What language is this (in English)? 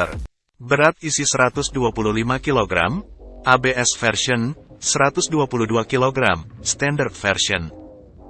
Indonesian